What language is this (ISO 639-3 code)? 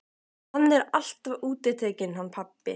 isl